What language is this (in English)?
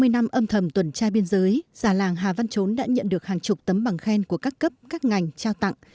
Vietnamese